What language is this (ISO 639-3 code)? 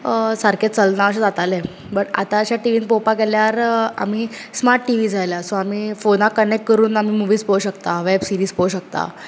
kok